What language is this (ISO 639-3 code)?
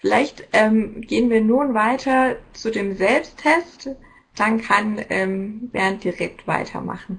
deu